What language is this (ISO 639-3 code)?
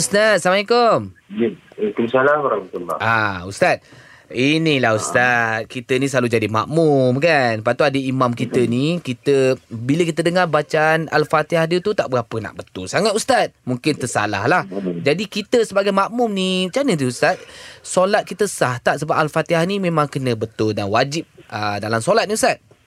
msa